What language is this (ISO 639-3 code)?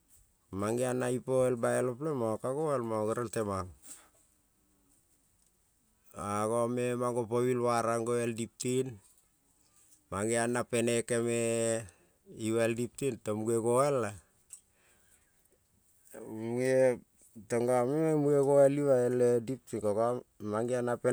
kol